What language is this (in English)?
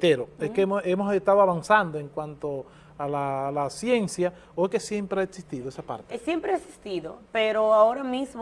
Spanish